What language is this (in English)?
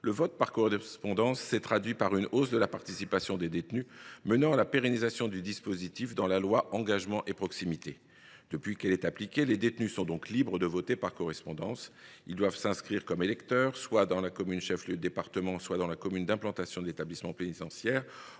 French